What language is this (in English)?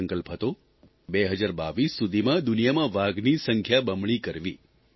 Gujarati